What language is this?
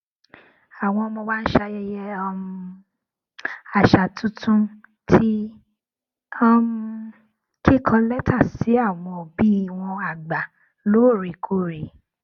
Yoruba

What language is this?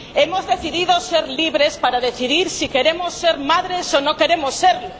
Spanish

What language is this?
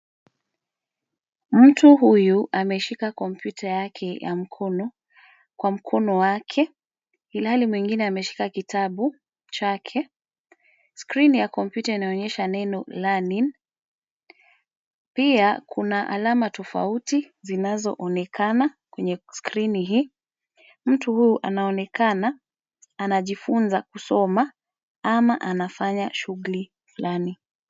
Swahili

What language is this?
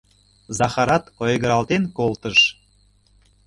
Mari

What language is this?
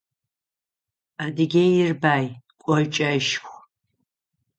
Adyghe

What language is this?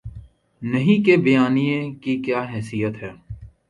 Urdu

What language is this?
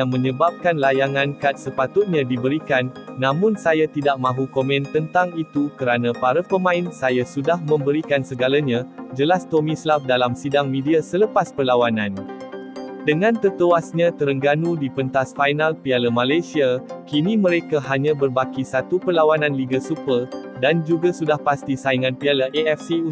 Malay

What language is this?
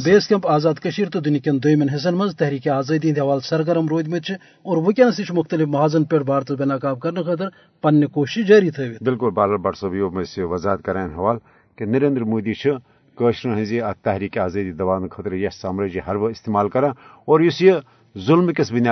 Urdu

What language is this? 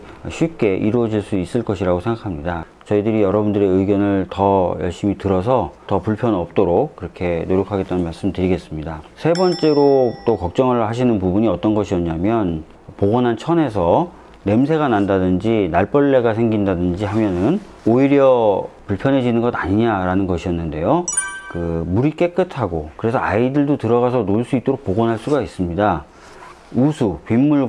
Korean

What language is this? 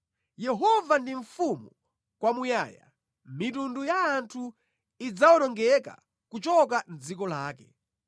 Nyanja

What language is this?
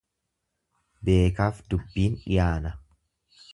Oromo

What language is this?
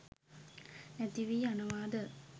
Sinhala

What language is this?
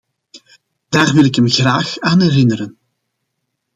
Dutch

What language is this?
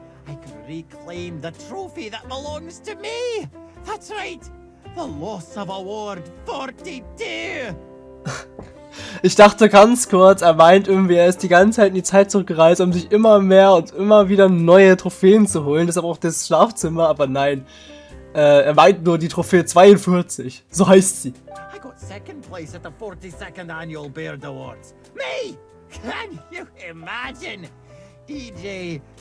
German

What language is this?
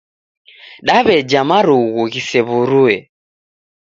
Taita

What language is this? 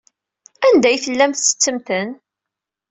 Kabyle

